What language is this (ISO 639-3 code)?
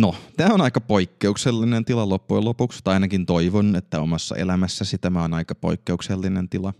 fin